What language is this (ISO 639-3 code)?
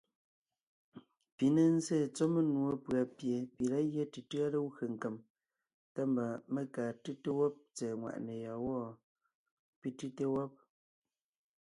nnh